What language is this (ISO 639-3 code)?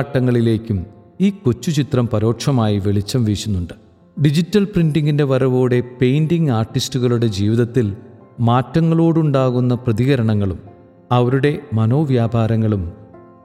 mal